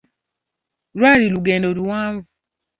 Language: Ganda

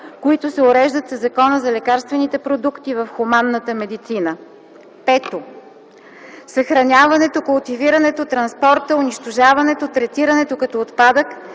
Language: Bulgarian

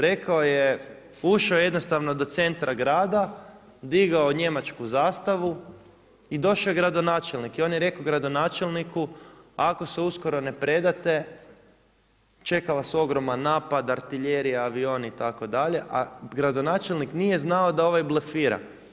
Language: Croatian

